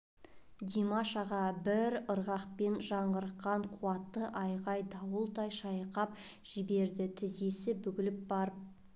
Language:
Kazakh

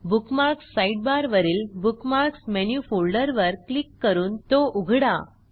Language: Marathi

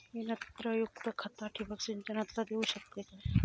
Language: Marathi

